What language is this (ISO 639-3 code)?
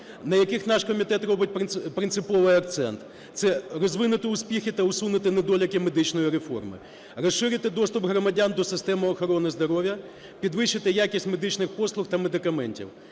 ukr